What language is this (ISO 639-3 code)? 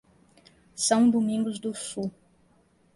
por